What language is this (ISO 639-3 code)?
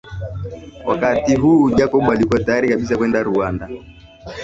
swa